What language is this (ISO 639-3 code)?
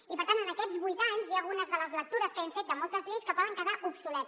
cat